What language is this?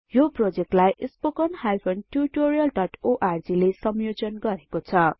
Nepali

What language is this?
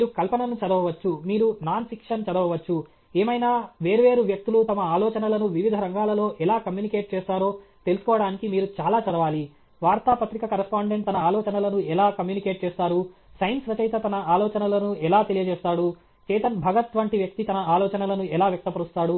Telugu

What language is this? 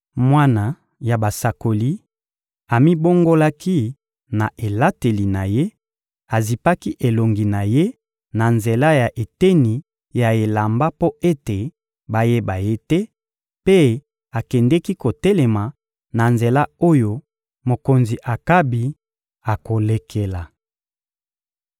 Lingala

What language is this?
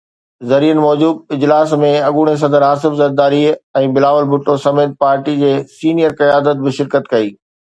Sindhi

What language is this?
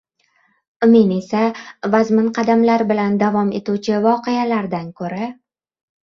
Uzbek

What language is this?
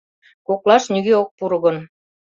Mari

